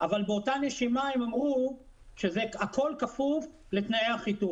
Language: Hebrew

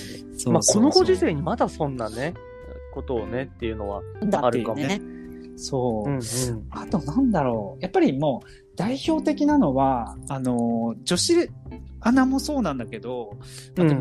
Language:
Japanese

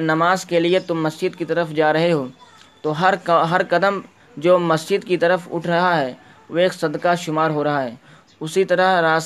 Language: Urdu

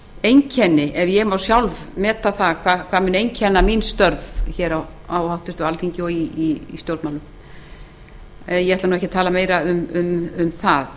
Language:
Icelandic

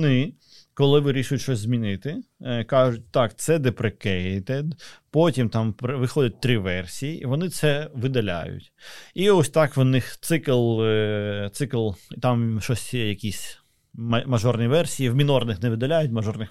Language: Ukrainian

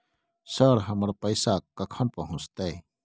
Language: Maithili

